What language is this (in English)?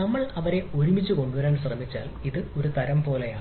Malayalam